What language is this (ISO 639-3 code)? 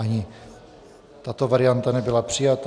ces